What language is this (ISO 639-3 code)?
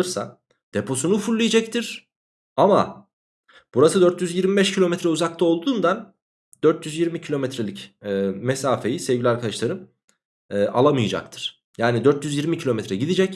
tur